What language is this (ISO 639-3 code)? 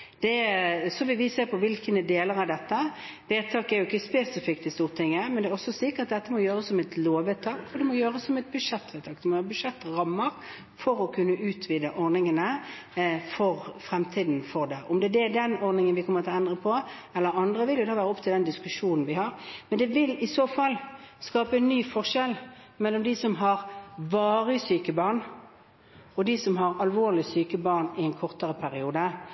nob